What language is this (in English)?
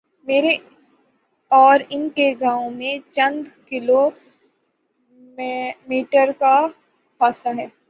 Urdu